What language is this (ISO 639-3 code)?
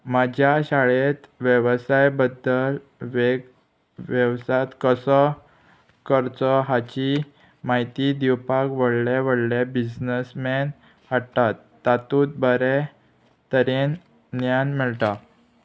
kok